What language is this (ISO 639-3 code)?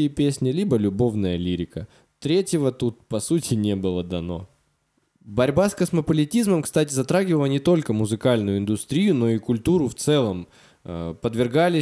rus